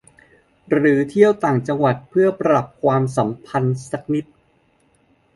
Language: Thai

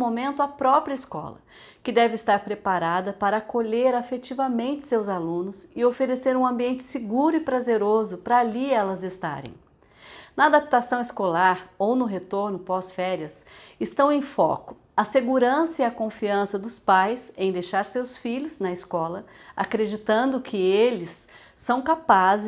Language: Portuguese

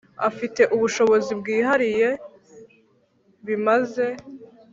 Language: Kinyarwanda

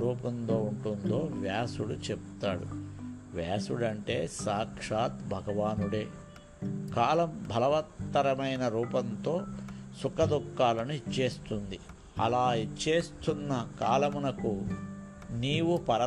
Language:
Telugu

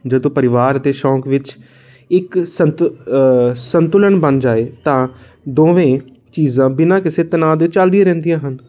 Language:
Punjabi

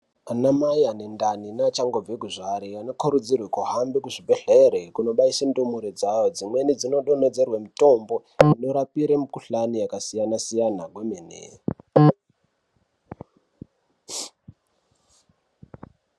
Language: Ndau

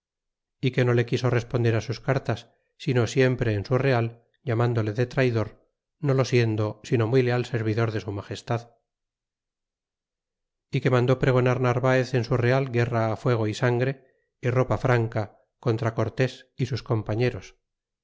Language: Spanish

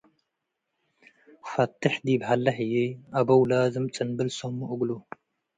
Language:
Tigre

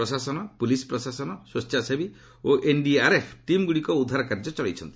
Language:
Odia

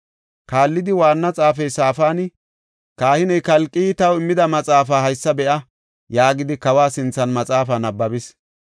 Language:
Gofa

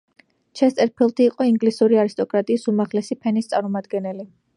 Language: Georgian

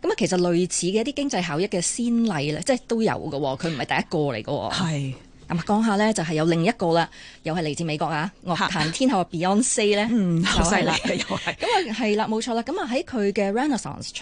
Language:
Chinese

